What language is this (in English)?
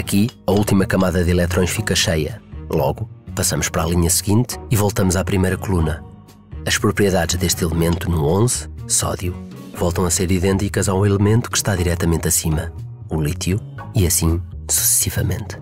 Portuguese